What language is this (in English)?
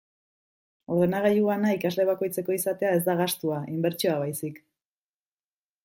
Basque